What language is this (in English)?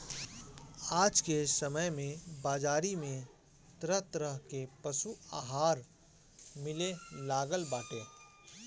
Bhojpuri